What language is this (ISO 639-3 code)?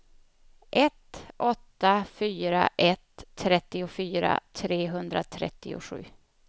swe